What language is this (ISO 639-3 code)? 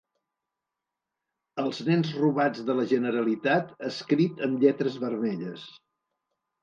cat